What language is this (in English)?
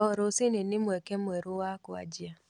Kikuyu